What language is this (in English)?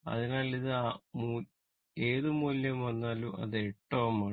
Malayalam